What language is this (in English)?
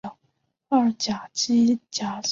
Chinese